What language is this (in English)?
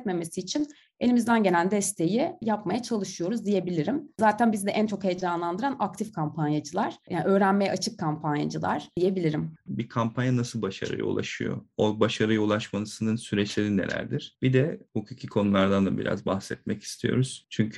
Turkish